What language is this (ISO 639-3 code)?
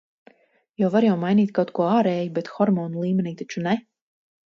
lav